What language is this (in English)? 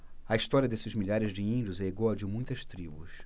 Portuguese